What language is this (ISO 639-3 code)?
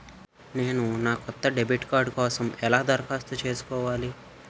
tel